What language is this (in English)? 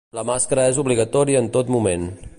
Catalan